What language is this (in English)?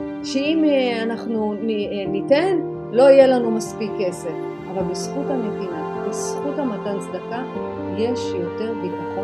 Hebrew